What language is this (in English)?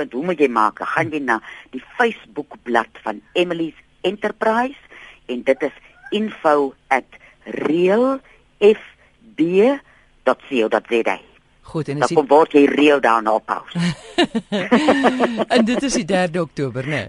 Dutch